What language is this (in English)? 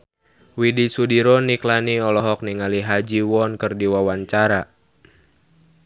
Sundanese